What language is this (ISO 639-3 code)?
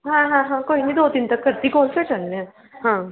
pan